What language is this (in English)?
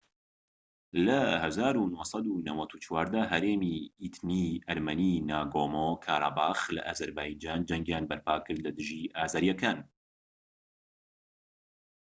Central Kurdish